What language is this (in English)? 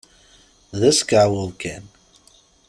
Kabyle